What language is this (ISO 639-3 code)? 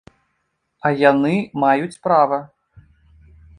bel